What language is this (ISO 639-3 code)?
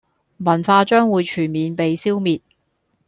yue